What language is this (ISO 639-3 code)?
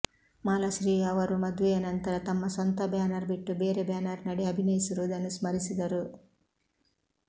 kan